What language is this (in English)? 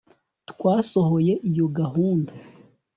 Kinyarwanda